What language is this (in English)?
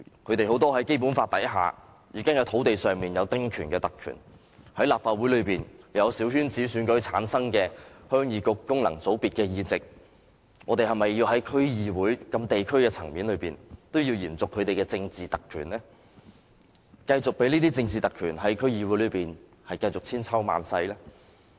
Cantonese